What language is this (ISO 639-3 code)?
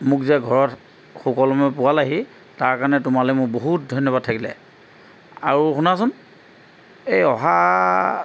asm